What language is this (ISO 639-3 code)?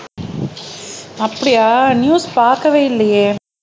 tam